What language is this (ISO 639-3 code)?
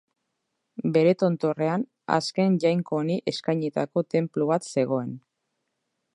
eus